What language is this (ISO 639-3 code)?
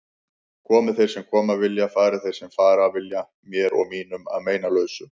isl